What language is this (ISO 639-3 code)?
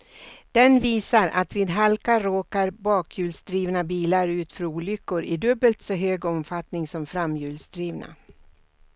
swe